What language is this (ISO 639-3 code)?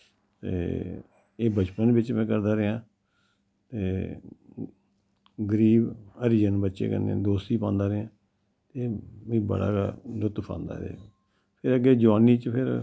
doi